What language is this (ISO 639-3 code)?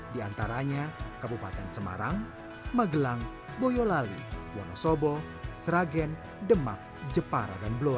ind